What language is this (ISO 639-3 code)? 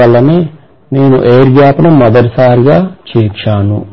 tel